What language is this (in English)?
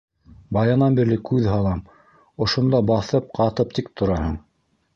Bashkir